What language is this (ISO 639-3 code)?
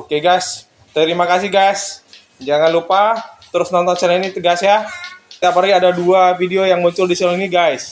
ind